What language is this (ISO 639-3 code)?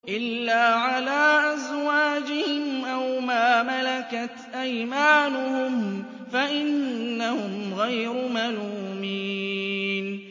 ara